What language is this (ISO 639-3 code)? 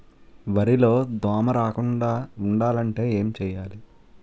tel